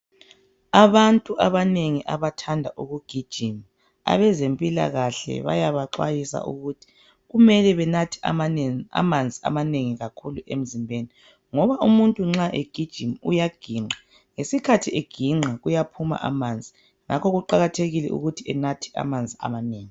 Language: North Ndebele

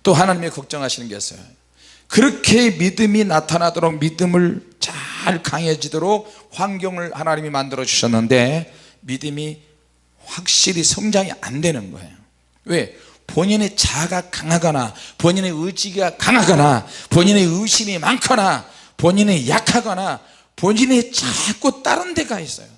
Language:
Korean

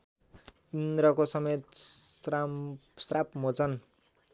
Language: Nepali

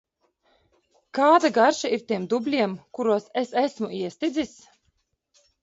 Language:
Latvian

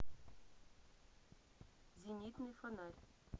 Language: Russian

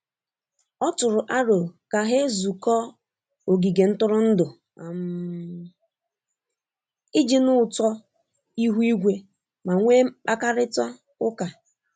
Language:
Igbo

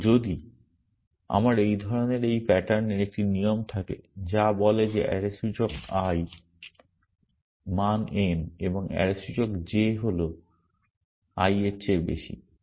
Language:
Bangla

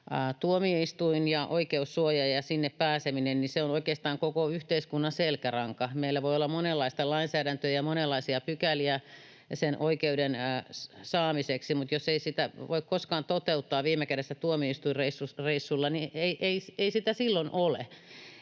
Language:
Finnish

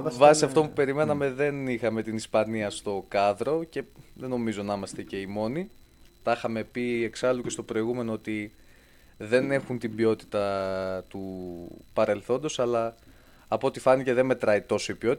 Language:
Greek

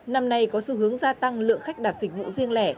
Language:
Vietnamese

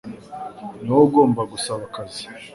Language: Kinyarwanda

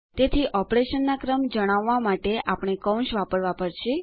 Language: Gujarati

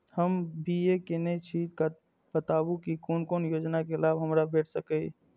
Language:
Maithili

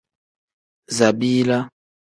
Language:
Tem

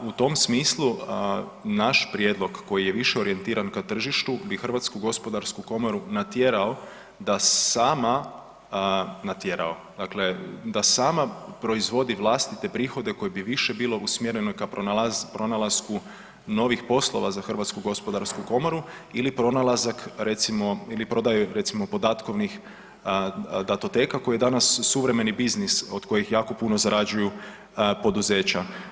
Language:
Croatian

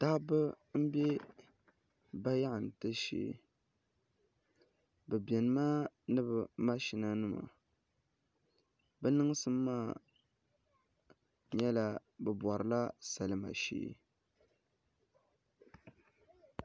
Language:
Dagbani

